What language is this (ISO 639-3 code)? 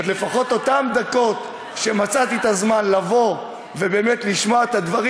heb